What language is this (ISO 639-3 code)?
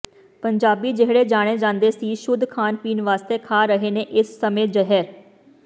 pan